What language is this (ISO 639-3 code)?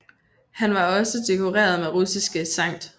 dan